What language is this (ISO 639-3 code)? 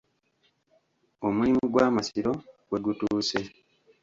lug